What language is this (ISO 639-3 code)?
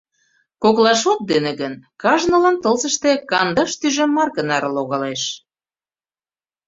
chm